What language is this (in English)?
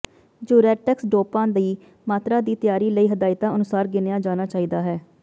Punjabi